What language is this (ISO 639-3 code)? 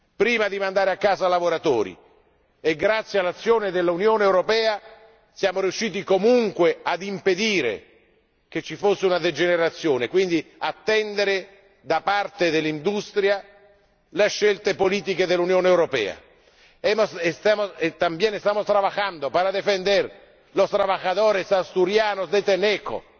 ita